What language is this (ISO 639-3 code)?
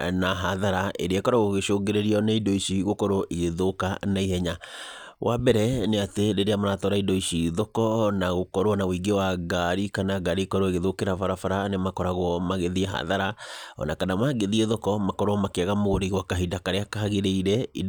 kik